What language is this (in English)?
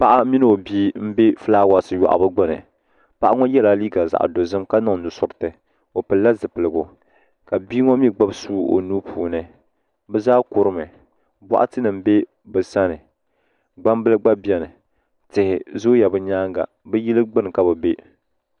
Dagbani